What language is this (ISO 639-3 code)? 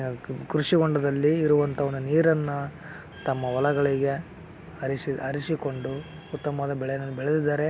kan